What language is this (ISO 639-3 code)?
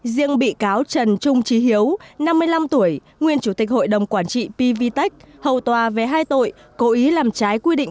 vie